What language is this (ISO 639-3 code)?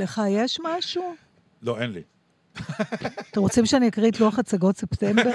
heb